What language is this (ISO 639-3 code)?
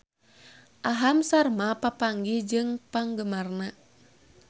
sun